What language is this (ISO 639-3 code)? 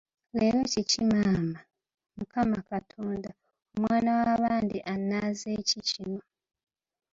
lug